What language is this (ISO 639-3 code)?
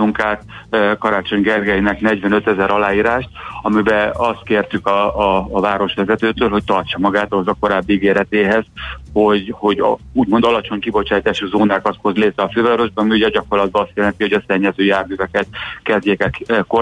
hun